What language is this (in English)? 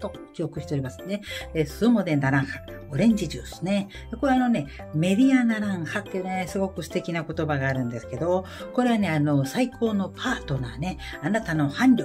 Japanese